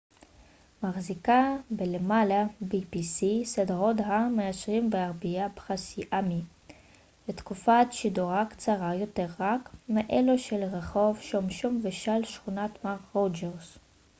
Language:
Hebrew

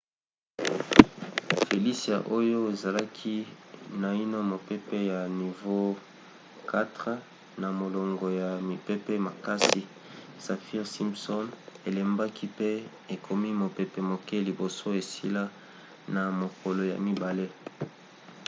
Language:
Lingala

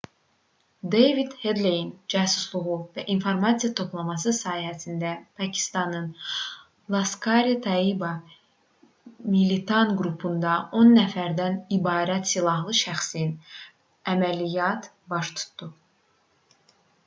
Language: Azerbaijani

